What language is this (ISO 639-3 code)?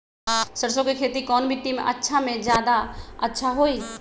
mag